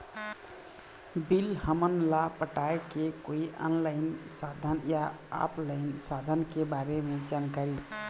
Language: Chhattisgarhi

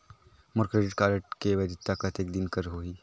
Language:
Chhattisgarhi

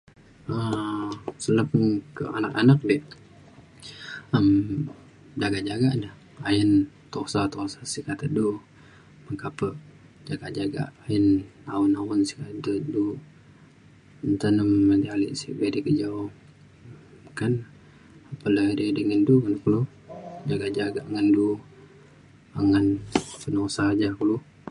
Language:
Mainstream Kenyah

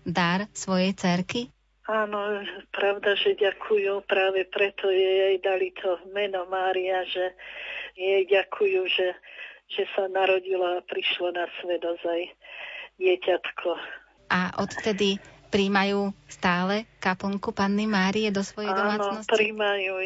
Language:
Slovak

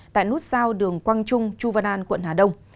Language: Vietnamese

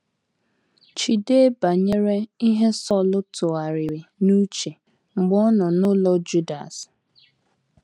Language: Igbo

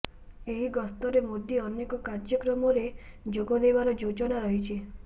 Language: Odia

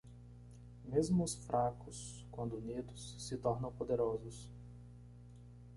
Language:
Portuguese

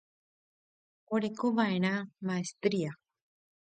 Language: Guarani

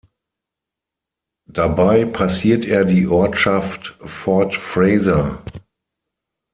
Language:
German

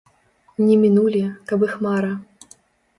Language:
Belarusian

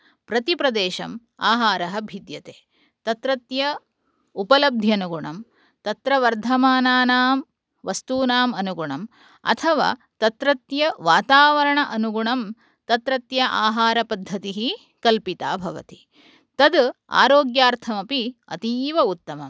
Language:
Sanskrit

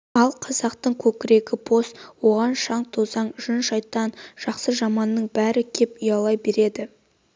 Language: Kazakh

